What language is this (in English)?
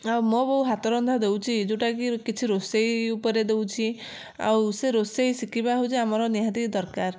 Odia